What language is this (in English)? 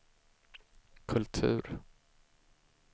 Swedish